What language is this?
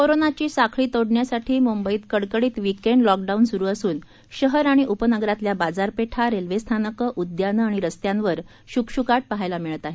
Marathi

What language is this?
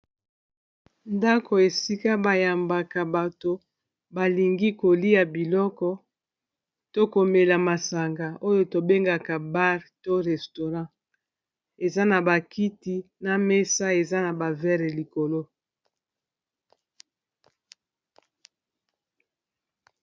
Lingala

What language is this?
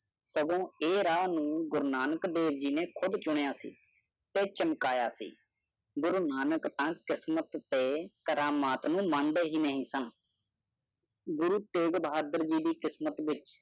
Punjabi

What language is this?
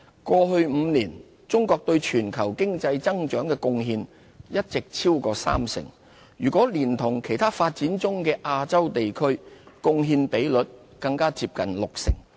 Cantonese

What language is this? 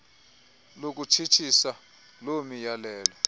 Xhosa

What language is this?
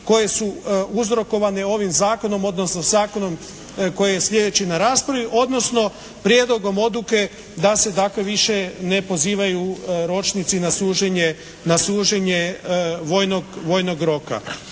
Croatian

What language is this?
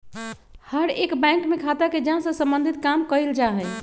Magahi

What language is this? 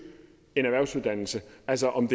Danish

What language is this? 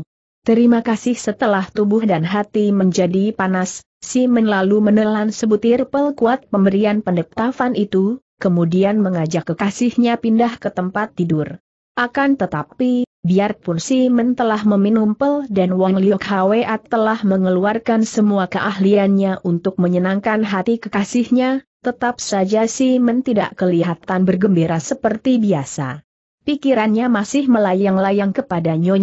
Indonesian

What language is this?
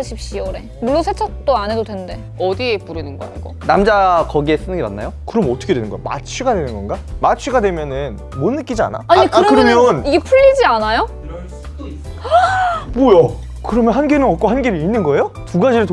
Korean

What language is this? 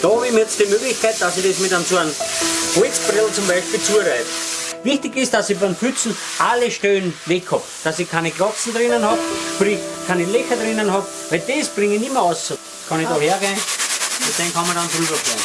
German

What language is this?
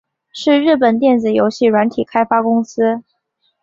Chinese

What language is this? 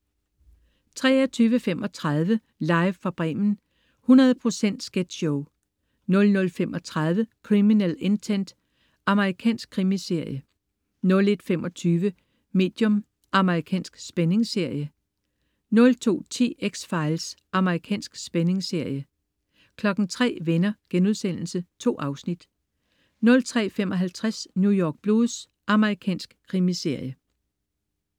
Danish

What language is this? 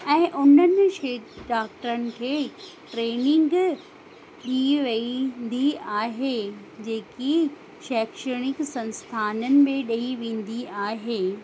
Sindhi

